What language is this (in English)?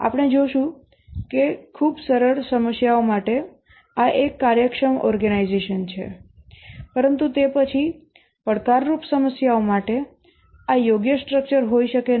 Gujarati